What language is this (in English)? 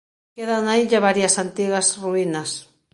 Galician